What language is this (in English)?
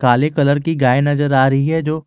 Hindi